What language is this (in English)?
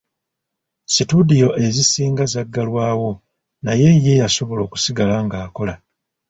Ganda